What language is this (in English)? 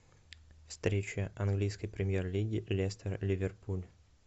Russian